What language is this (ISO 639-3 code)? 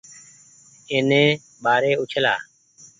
gig